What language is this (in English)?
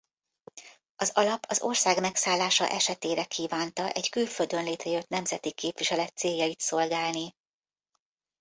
Hungarian